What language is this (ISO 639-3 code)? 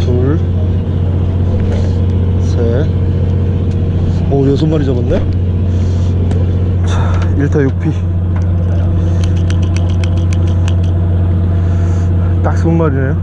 kor